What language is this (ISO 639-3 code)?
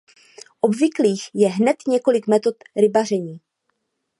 ces